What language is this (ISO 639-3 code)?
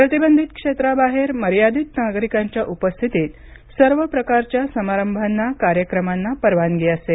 mar